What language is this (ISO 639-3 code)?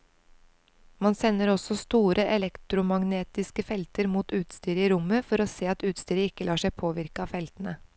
nor